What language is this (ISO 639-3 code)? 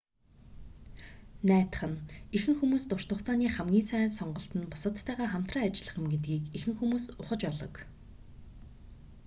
mon